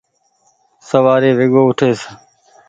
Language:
Goaria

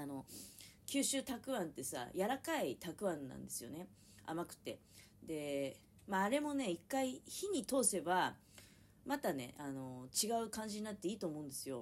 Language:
Japanese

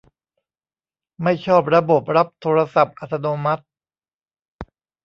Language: Thai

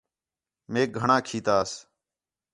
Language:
Khetrani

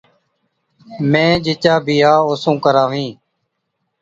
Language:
Od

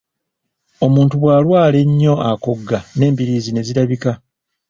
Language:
Ganda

